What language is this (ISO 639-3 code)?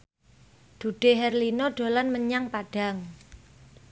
jav